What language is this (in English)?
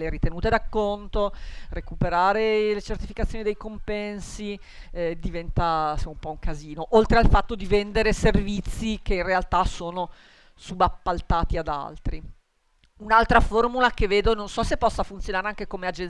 Italian